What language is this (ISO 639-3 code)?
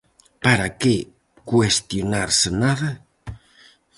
glg